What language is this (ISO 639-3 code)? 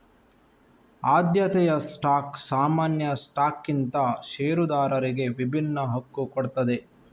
kan